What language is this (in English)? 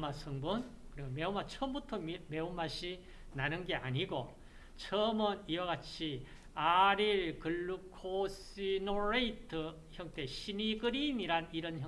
Korean